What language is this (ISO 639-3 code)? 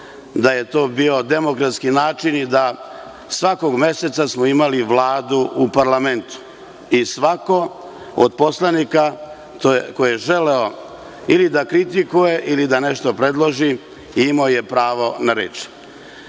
srp